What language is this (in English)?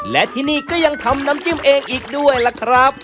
Thai